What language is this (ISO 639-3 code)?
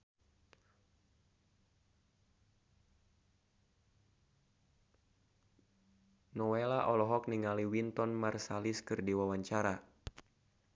sun